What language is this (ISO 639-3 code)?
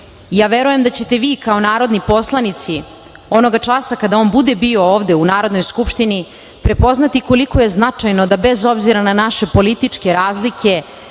srp